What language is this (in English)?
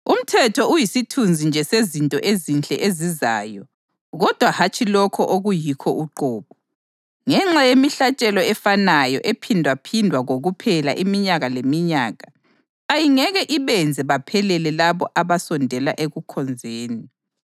North Ndebele